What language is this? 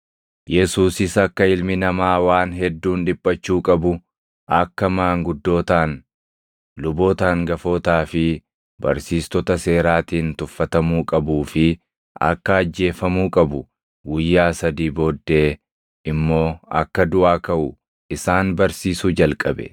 Oromo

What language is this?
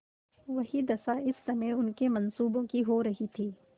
Hindi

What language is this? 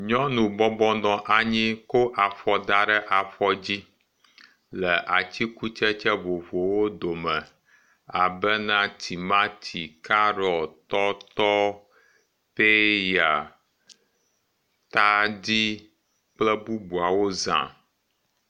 Ewe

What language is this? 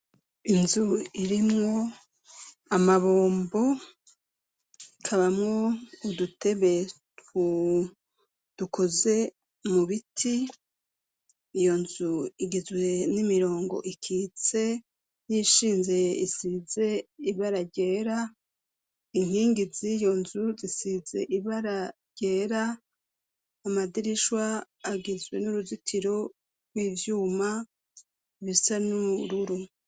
Rundi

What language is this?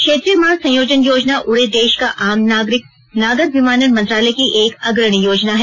Hindi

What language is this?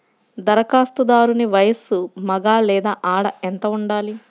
Telugu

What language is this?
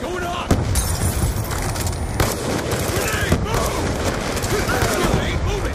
English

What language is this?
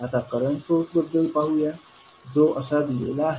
Marathi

